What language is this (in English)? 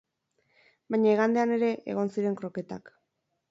Basque